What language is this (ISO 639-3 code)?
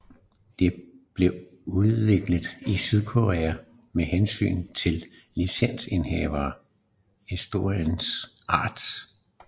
dan